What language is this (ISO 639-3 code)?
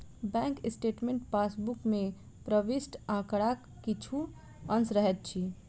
mai